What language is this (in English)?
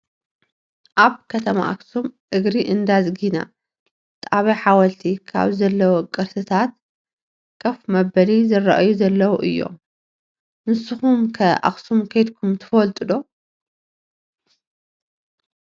Tigrinya